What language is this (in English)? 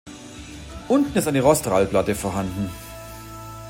German